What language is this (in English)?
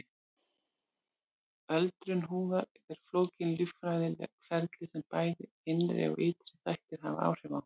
Icelandic